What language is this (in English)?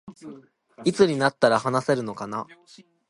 Japanese